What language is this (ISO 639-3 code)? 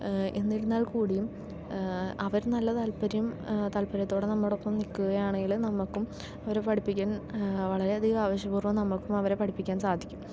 mal